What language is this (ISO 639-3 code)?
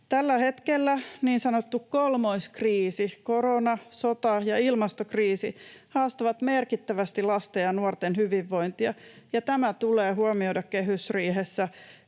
fin